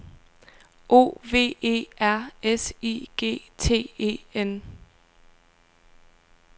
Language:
Danish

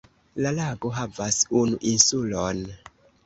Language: Esperanto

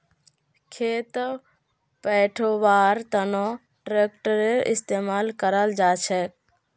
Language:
Magahi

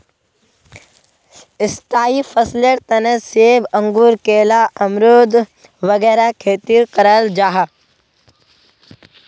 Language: Magahi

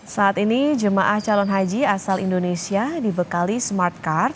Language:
Indonesian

